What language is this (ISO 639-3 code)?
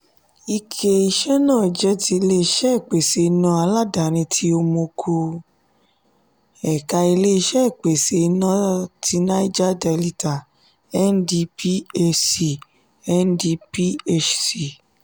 yor